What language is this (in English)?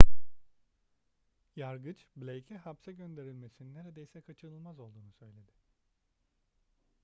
Turkish